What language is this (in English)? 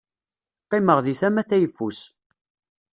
Kabyle